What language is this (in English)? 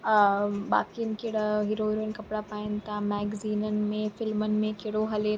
Sindhi